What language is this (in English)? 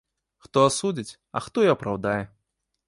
Belarusian